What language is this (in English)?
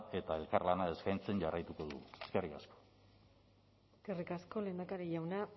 Basque